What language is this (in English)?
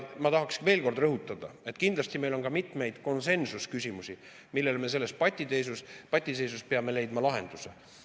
Estonian